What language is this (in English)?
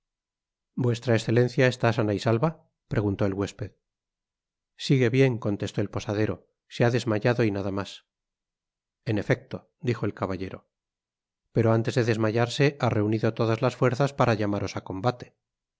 Spanish